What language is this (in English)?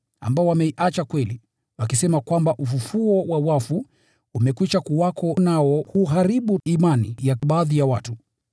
Swahili